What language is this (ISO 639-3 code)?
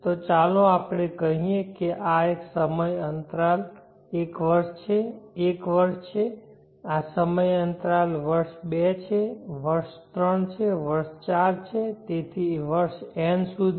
guj